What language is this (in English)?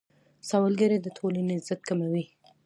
Pashto